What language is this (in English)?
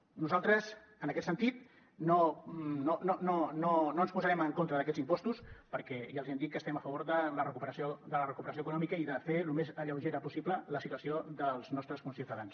Catalan